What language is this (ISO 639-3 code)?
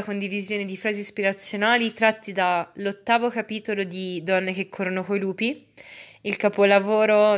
ita